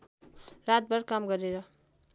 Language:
Nepali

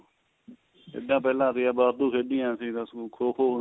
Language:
Punjabi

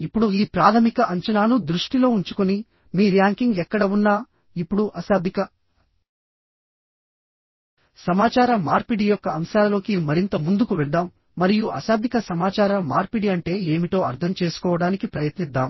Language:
Telugu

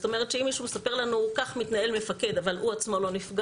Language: Hebrew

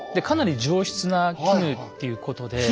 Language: Japanese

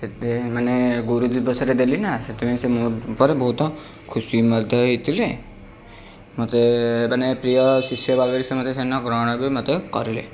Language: Odia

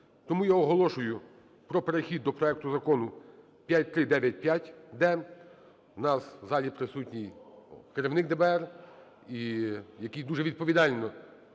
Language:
Ukrainian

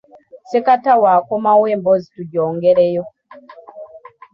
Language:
Ganda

